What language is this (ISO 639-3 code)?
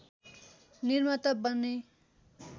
nep